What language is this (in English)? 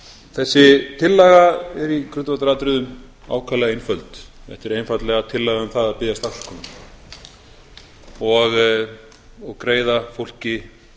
Icelandic